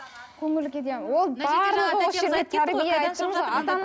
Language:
Kazakh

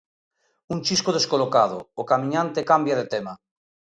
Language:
Galician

